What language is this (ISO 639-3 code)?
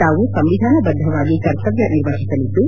kan